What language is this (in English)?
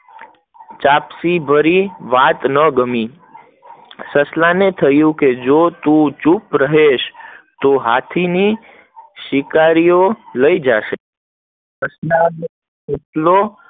Gujarati